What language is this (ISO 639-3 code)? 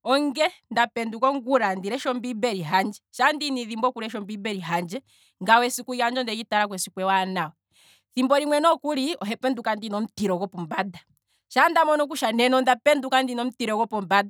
kwm